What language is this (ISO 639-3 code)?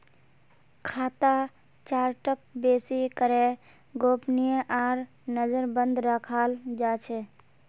mag